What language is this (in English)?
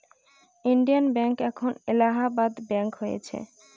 Bangla